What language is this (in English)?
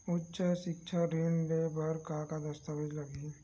Chhattisgarhi